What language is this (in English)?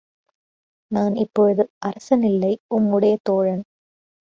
Tamil